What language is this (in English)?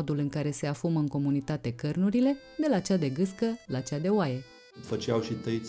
Romanian